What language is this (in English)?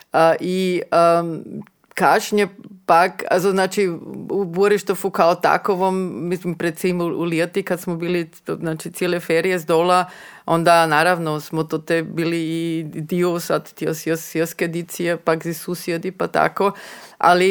Croatian